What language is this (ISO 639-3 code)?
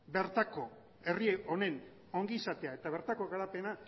eus